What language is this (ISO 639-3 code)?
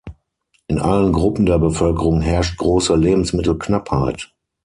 deu